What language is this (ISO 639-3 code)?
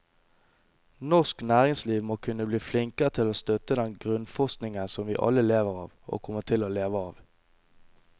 nor